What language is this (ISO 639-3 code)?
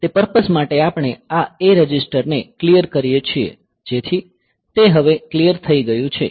guj